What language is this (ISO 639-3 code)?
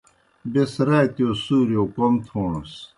plk